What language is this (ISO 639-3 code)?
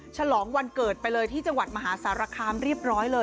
tha